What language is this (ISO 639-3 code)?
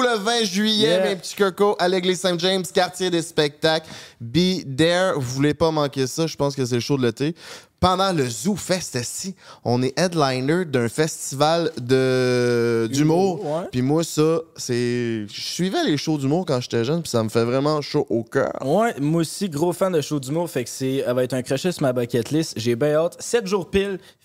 fra